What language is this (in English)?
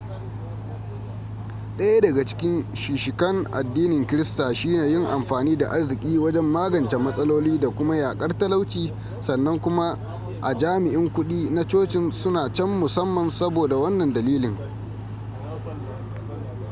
Hausa